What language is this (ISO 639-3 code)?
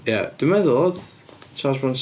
cym